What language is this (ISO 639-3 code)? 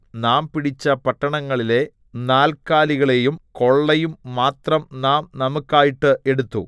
mal